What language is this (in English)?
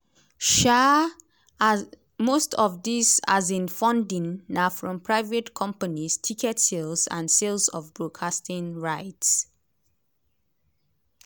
Nigerian Pidgin